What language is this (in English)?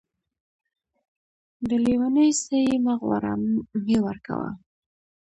Pashto